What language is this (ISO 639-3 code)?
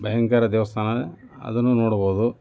kan